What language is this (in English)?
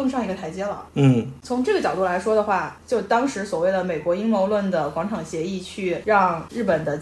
Chinese